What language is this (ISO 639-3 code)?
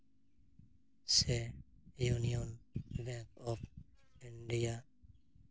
sat